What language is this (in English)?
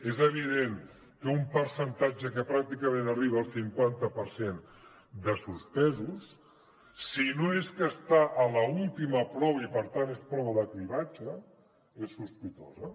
Catalan